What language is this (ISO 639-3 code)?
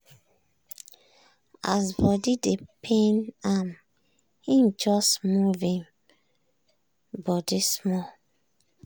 pcm